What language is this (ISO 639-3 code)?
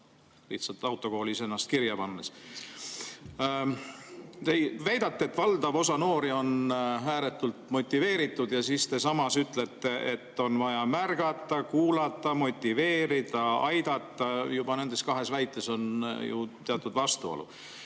est